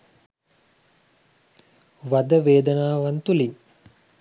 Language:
Sinhala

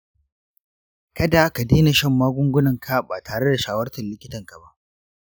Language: Hausa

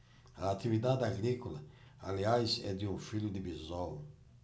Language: Portuguese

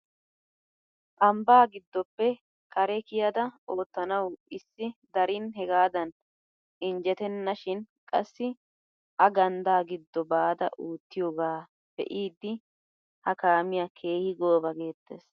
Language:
Wolaytta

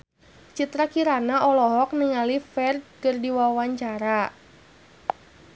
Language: Sundanese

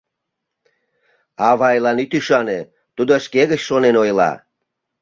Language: Mari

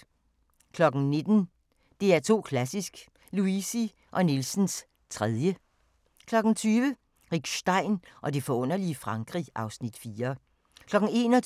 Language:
Danish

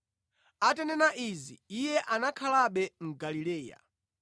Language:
Nyanja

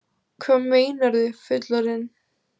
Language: Icelandic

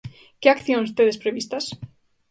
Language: Galician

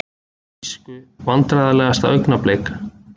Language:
Icelandic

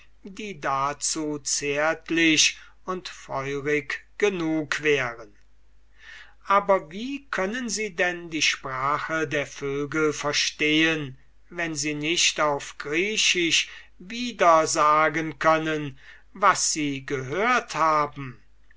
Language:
German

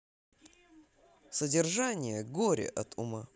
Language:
Russian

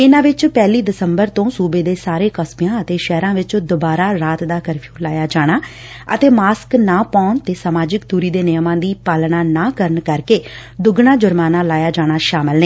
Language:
Punjabi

